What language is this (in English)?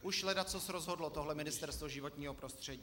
Czech